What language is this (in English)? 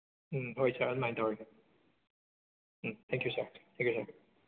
Manipuri